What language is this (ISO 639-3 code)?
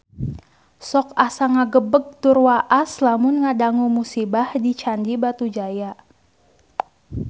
sun